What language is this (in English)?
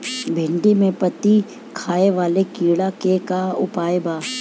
Bhojpuri